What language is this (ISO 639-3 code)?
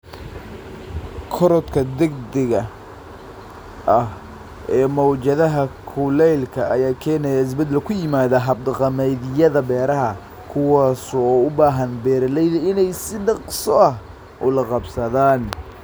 som